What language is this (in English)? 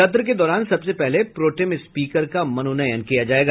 Hindi